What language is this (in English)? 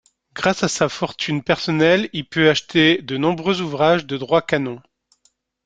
French